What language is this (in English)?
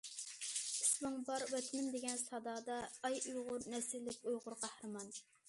Uyghur